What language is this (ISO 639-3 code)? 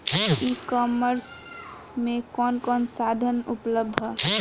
bho